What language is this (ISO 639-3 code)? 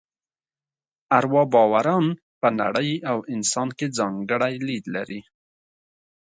pus